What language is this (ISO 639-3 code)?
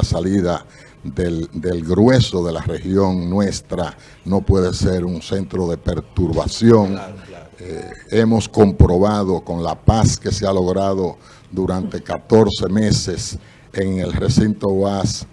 spa